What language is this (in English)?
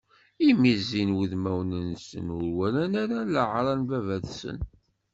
Kabyle